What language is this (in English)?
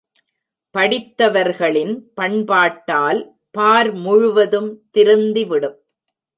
Tamil